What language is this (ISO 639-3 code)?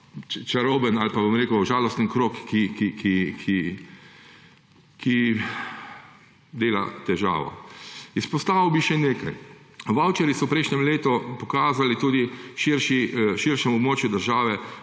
slv